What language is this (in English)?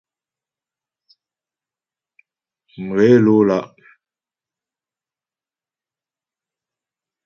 Ghomala